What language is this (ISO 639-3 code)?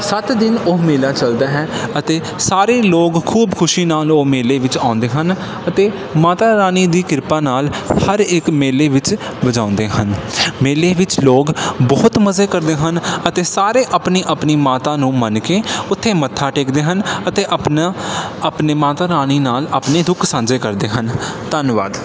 pan